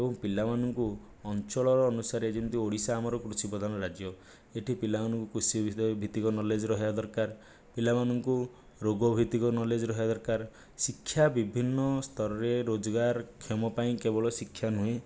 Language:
Odia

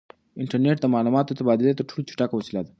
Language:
Pashto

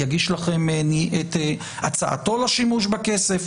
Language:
Hebrew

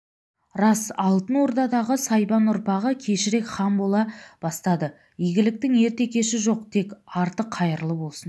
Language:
Kazakh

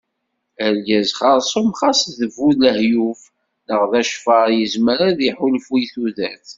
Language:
Kabyle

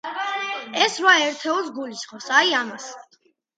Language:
Georgian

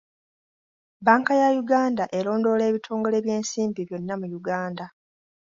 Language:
Ganda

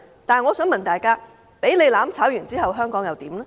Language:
Cantonese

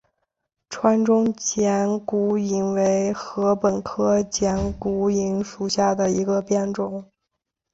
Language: Chinese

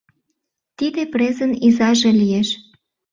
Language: Mari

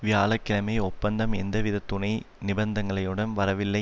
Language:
Tamil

